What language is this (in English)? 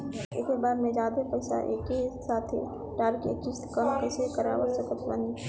Bhojpuri